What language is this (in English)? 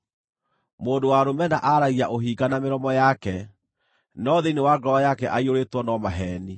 Kikuyu